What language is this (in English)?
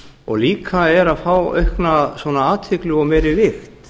Icelandic